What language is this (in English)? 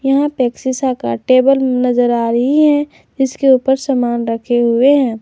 Hindi